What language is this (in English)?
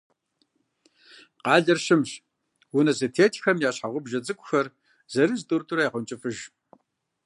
Kabardian